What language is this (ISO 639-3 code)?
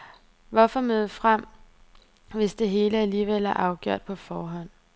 dan